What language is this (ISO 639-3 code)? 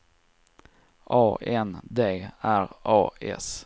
swe